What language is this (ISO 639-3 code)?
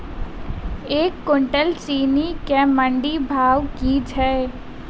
mai